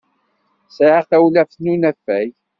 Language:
Kabyle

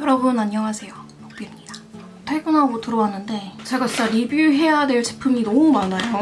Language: Korean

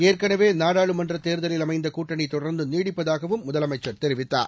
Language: Tamil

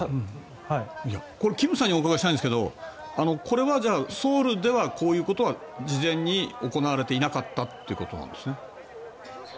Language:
Japanese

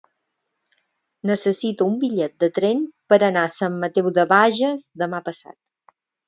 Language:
Catalan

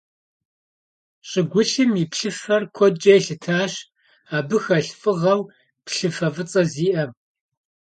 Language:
Kabardian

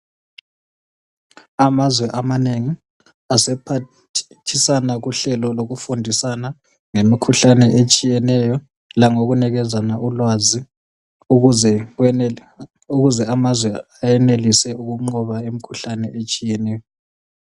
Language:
North Ndebele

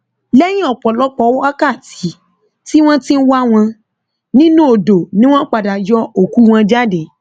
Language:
Yoruba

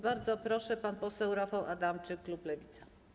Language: Polish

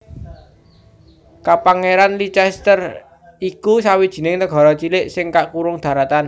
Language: Javanese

